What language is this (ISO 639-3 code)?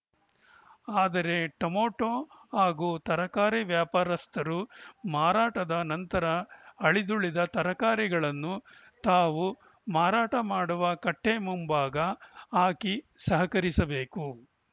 kan